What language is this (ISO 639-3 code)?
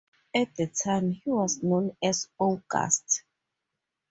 eng